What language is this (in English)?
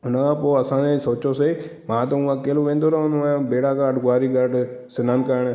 Sindhi